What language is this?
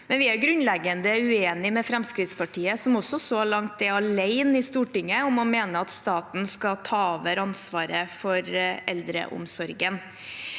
Norwegian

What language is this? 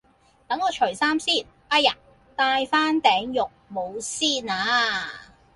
Cantonese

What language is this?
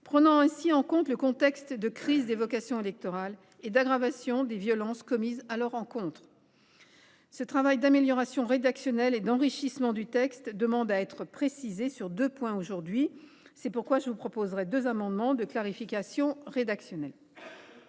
French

